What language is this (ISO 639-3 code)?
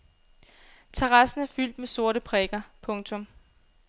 dan